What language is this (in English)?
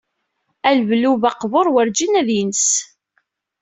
Kabyle